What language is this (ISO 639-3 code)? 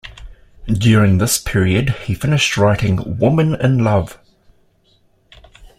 eng